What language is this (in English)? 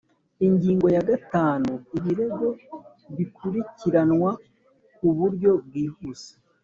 Kinyarwanda